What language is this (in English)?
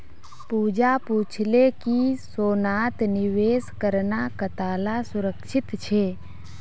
Magahi